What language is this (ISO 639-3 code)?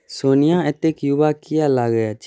mai